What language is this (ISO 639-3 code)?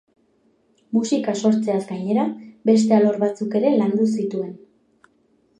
eus